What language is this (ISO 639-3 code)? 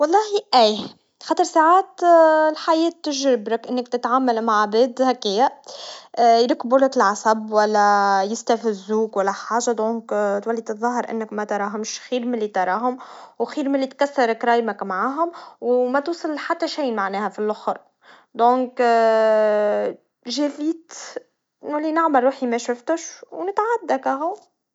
aeb